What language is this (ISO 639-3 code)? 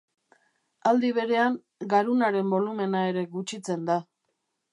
eus